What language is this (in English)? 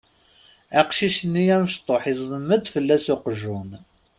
Kabyle